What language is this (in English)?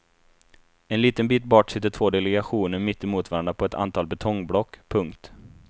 Swedish